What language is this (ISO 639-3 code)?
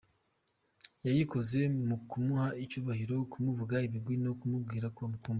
kin